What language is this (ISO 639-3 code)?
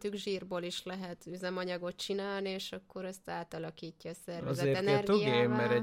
hun